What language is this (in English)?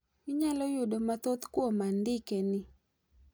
Luo (Kenya and Tanzania)